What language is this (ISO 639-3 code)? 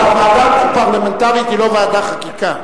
heb